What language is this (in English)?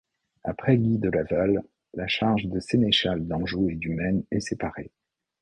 French